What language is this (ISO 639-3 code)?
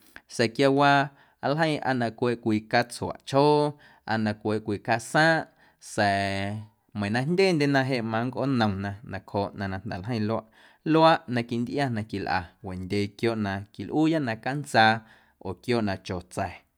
amu